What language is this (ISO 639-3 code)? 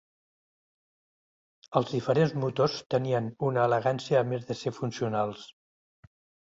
cat